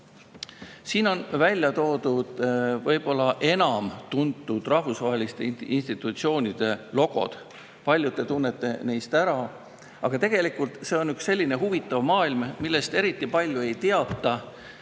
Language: Estonian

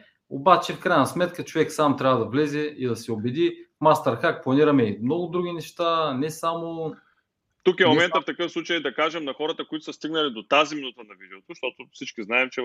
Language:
Bulgarian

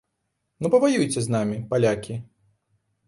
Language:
Belarusian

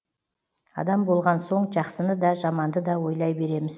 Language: Kazakh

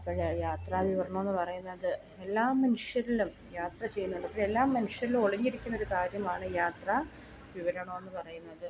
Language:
Malayalam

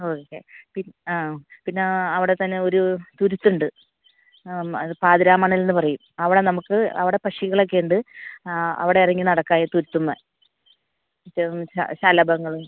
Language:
Malayalam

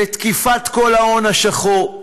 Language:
Hebrew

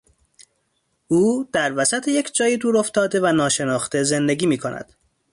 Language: Persian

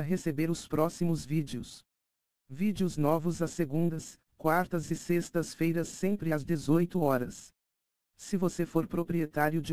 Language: Portuguese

